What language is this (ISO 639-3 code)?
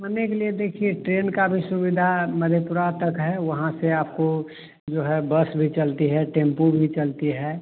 hin